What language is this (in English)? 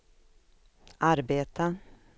Swedish